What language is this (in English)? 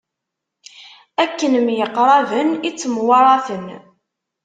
Kabyle